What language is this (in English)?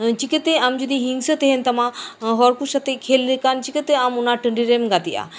Santali